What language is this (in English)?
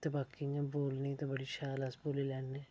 Dogri